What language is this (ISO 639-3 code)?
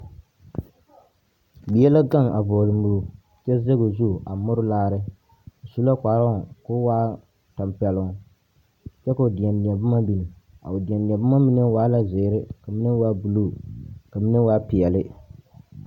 dga